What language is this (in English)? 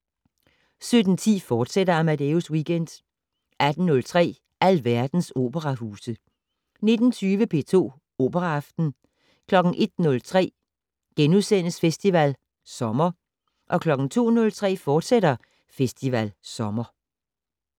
Danish